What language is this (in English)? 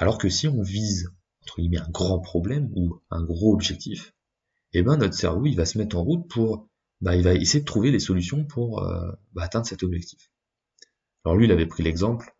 French